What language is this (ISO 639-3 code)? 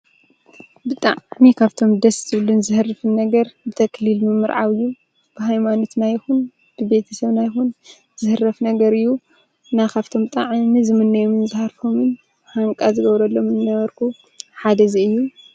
tir